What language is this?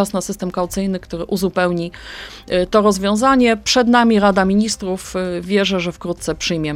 Polish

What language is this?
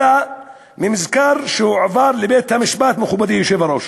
Hebrew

